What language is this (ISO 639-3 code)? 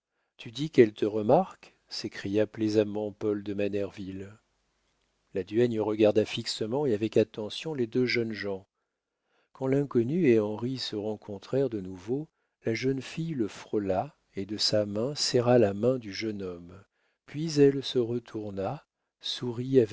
fra